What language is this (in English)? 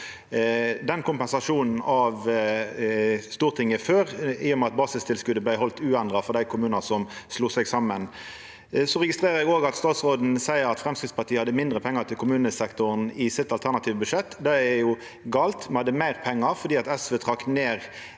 Norwegian